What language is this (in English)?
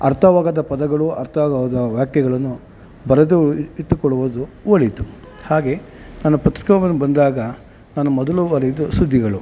Kannada